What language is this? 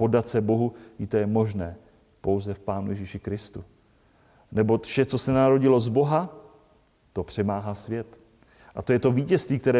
Czech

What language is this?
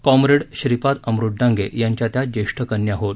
Marathi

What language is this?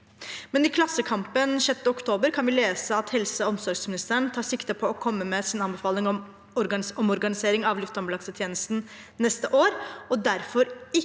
Norwegian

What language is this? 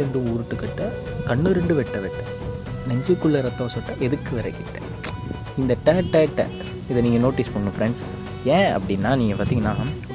Tamil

